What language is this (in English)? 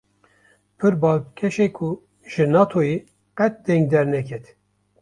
Kurdish